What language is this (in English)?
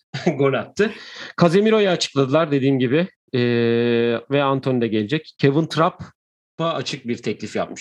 Turkish